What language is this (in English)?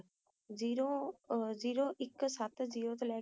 Punjabi